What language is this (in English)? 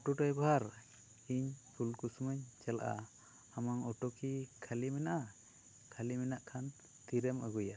Santali